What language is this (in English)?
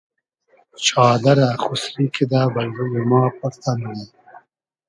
Hazaragi